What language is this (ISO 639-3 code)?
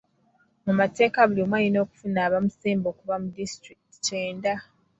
lug